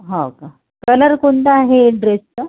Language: Marathi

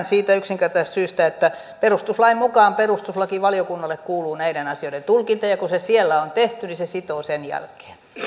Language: Finnish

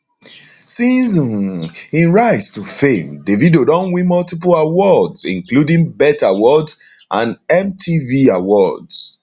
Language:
Nigerian Pidgin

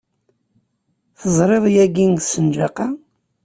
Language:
Kabyle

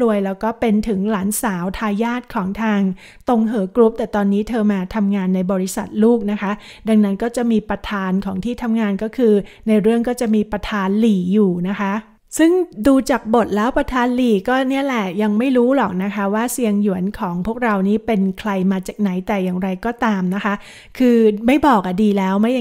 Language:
Thai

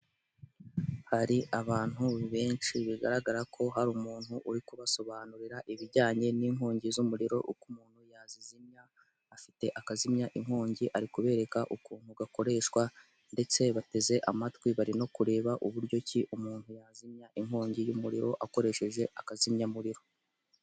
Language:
Kinyarwanda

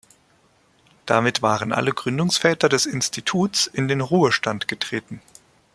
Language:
German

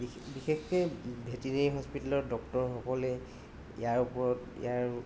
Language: Assamese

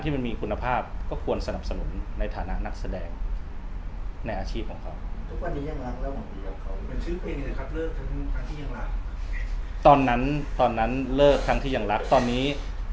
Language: Thai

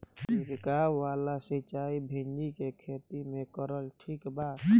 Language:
Bhojpuri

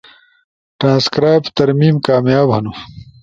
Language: Ushojo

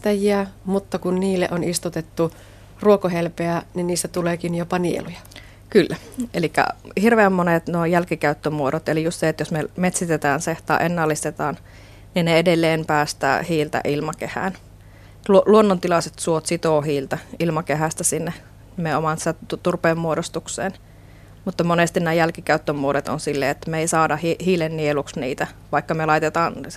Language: Finnish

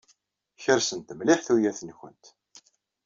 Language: Kabyle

